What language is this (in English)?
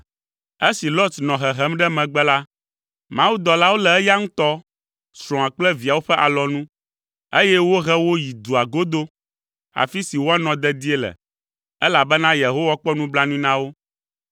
Ewe